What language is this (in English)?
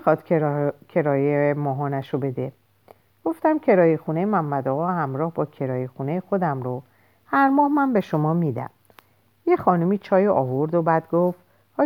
Persian